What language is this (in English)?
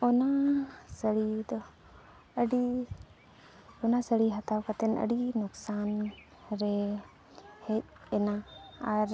Santali